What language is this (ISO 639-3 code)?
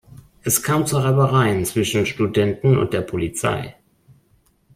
deu